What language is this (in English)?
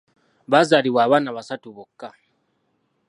Ganda